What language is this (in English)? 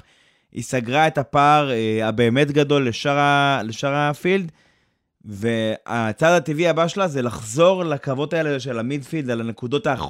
Hebrew